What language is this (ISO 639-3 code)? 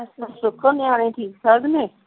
pan